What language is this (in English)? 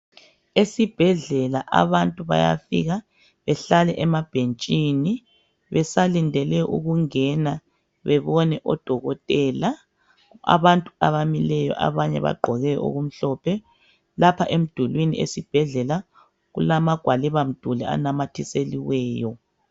North Ndebele